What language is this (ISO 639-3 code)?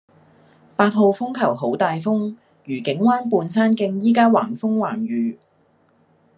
yue